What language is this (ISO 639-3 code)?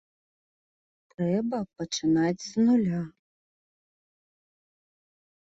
bel